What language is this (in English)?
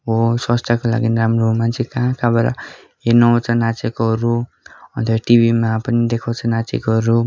Nepali